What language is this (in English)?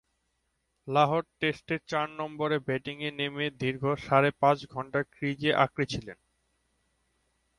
Bangla